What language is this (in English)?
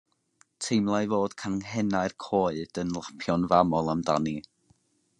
Welsh